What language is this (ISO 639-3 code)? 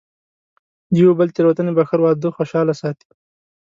pus